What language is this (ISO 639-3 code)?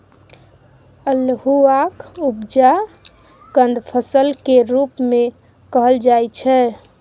mai